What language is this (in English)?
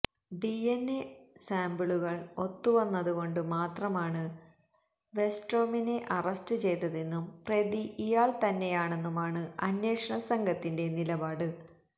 Malayalam